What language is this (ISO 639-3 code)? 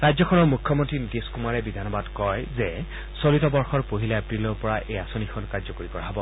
asm